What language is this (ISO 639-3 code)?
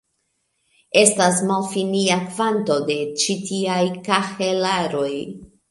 epo